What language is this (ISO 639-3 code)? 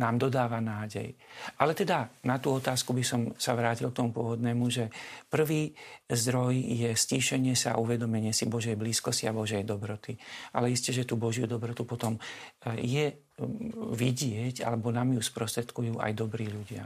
slk